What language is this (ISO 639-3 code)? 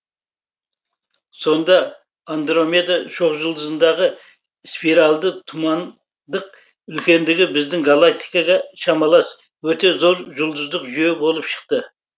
kaz